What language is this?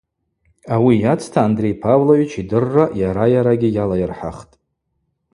Abaza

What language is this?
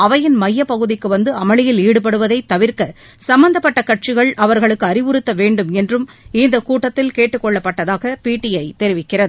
Tamil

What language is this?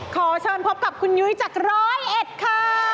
Thai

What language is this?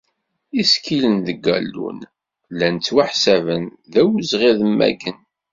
Kabyle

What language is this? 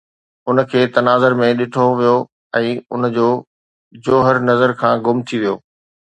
Sindhi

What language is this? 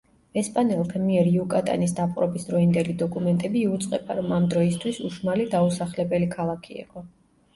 Georgian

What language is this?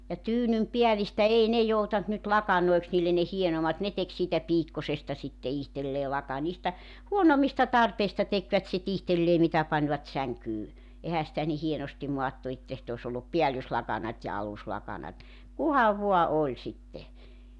Finnish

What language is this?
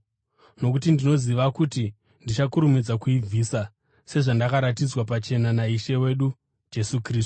Shona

